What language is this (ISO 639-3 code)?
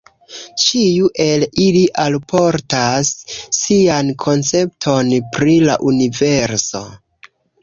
epo